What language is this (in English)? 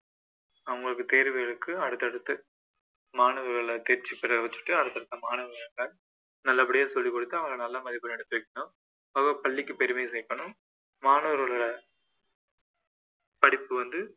Tamil